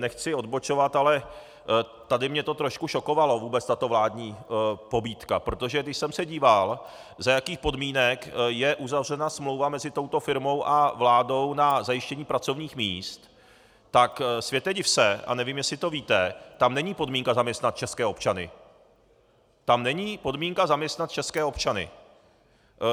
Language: Czech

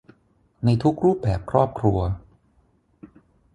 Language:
Thai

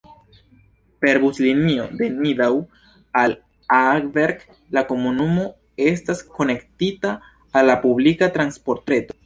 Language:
Esperanto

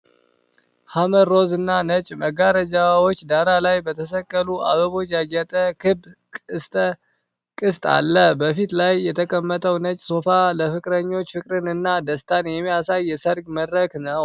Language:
Amharic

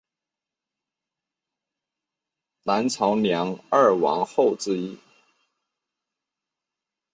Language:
Chinese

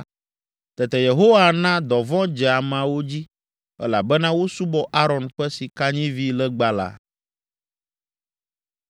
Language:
Ewe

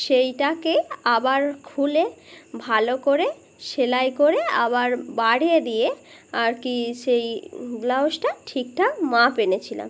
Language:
Bangla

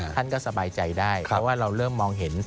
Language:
Thai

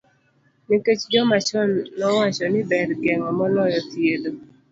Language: Luo (Kenya and Tanzania)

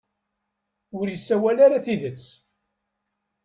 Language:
Kabyle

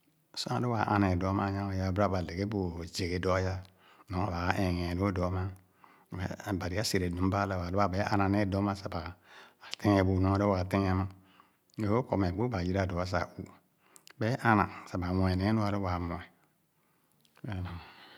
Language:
Khana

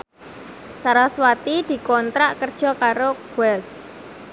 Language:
Javanese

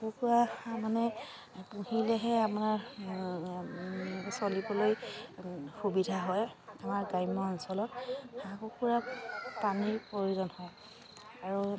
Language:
Assamese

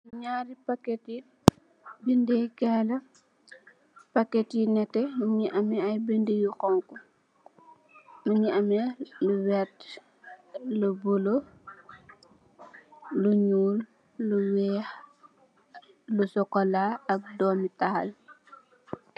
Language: Wolof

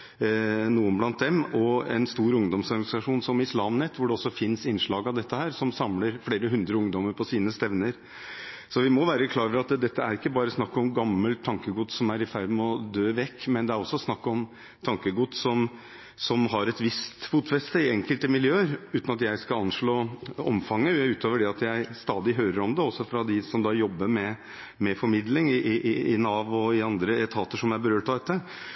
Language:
Norwegian Bokmål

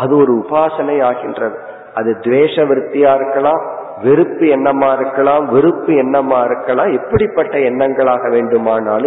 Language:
Tamil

